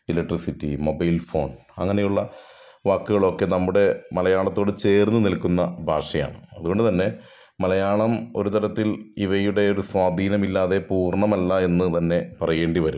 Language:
Malayalam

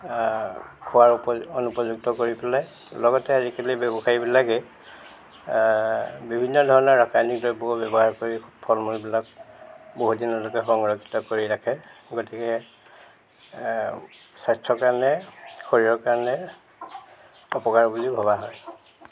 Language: Assamese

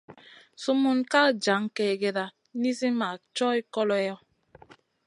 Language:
Masana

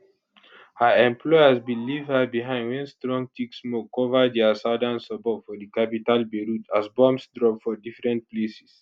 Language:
Nigerian Pidgin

